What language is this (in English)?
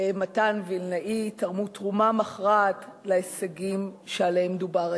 Hebrew